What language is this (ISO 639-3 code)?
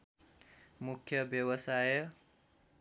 nep